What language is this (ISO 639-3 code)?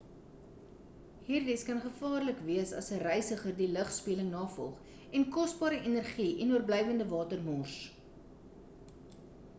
afr